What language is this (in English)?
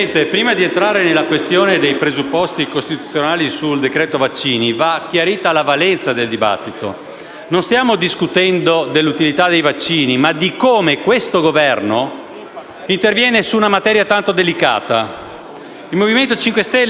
Italian